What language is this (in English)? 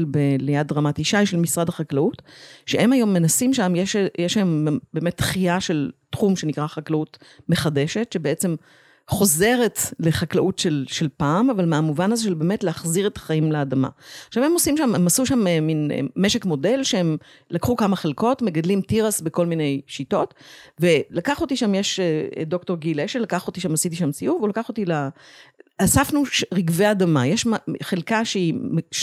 Hebrew